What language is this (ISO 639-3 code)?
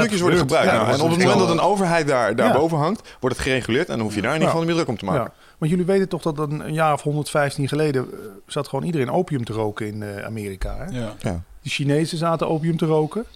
nld